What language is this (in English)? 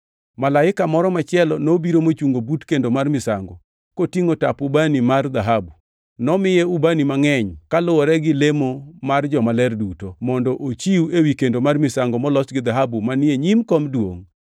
Luo (Kenya and Tanzania)